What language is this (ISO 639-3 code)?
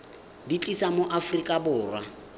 tsn